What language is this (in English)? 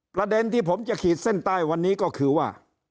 Thai